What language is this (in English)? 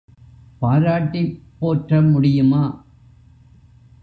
Tamil